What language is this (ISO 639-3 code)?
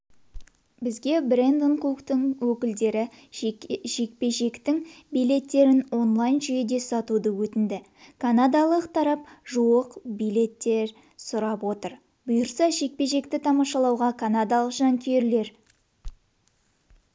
kaz